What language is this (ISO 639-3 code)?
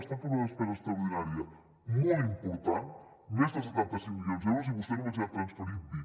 cat